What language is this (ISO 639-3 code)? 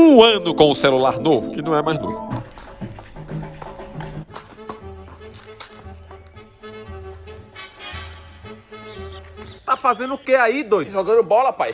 por